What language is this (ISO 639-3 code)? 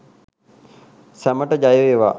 sin